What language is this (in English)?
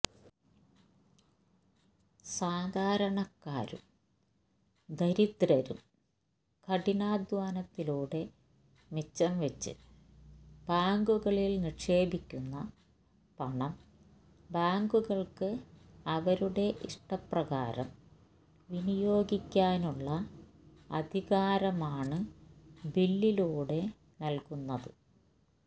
Malayalam